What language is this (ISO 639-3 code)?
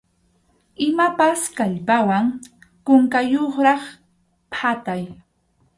qxu